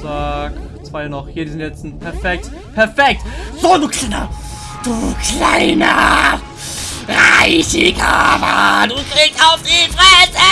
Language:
German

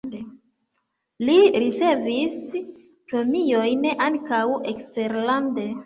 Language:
Esperanto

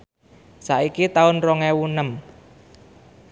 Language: Javanese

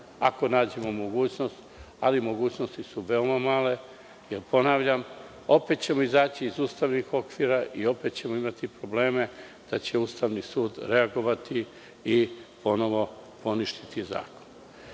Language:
Serbian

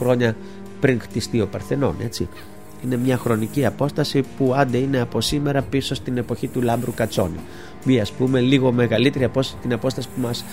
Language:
Greek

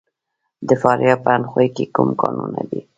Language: Pashto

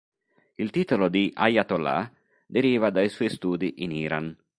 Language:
Italian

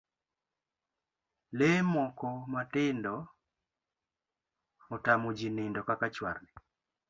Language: Luo (Kenya and Tanzania)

